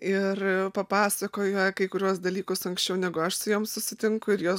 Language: Lithuanian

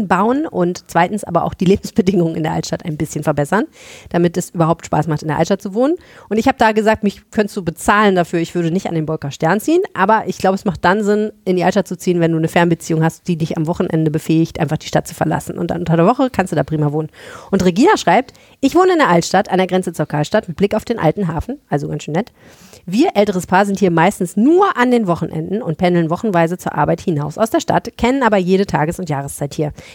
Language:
German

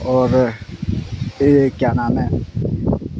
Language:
Urdu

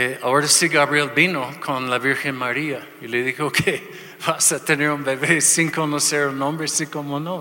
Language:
Spanish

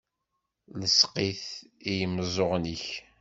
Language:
Kabyle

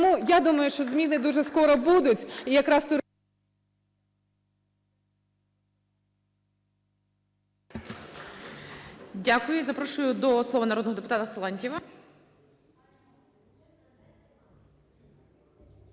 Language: Ukrainian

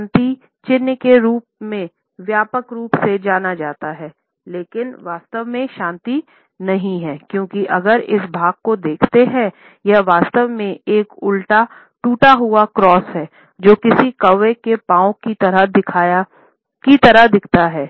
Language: Hindi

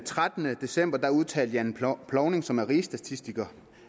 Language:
Danish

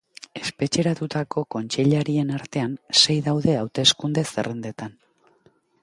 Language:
Basque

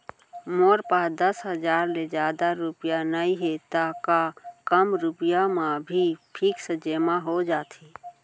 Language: Chhattisgarhi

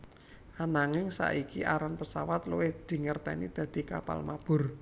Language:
Javanese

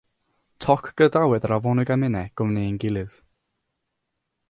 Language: Welsh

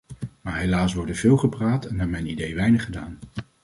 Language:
Dutch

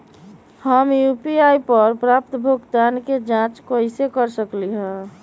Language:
Magahi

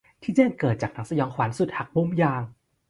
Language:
Thai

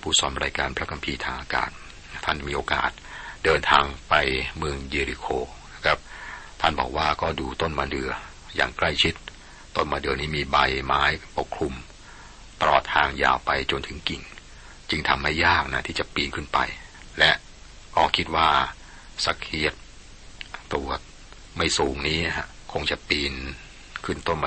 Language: Thai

